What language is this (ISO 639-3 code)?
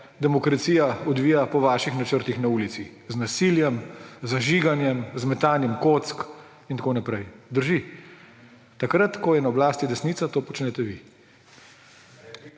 slv